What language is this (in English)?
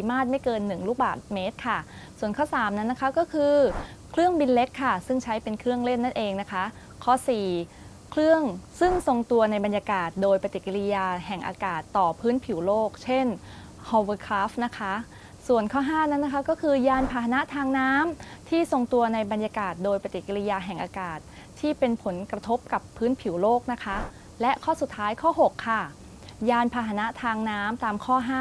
Thai